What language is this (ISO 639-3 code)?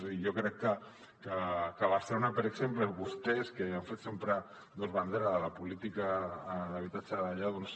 cat